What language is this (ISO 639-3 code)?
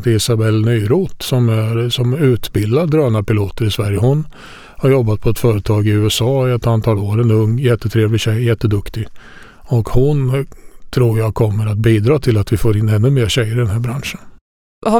swe